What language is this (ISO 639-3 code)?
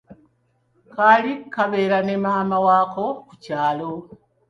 lug